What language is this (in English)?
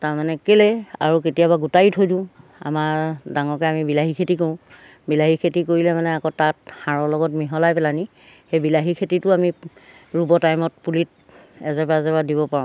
Assamese